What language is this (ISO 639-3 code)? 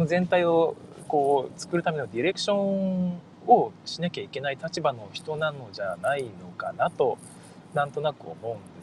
jpn